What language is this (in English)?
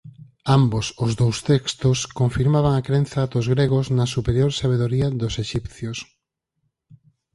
Galician